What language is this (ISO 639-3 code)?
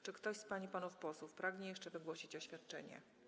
pol